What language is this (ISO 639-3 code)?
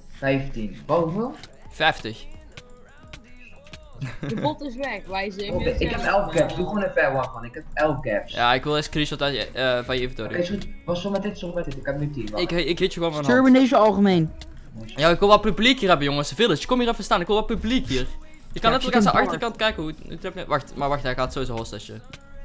nld